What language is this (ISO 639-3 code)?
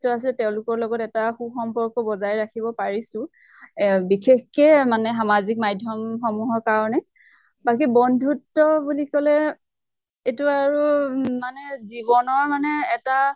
asm